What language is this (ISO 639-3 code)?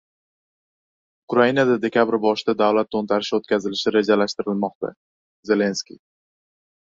uzb